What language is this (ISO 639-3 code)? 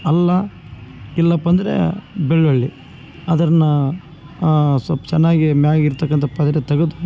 kan